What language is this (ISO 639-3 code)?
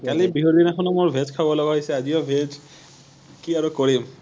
asm